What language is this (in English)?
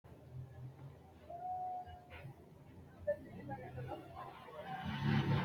Sidamo